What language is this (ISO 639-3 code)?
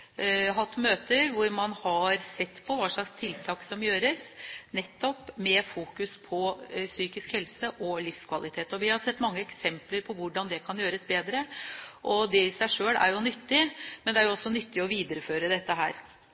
nob